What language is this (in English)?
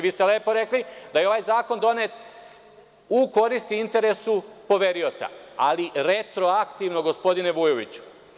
Serbian